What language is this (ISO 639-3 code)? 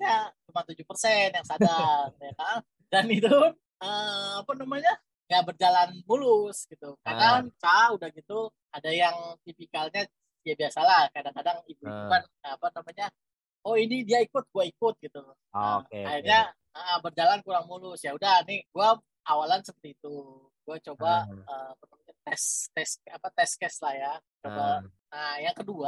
ind